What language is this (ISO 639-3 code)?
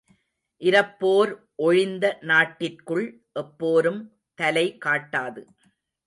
tam